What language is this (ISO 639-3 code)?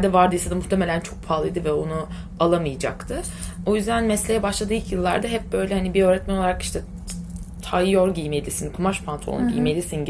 tur